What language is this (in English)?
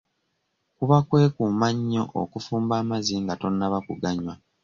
Ganda